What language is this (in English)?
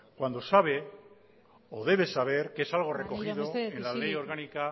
Spanish